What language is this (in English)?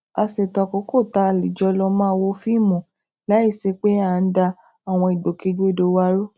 Yoruba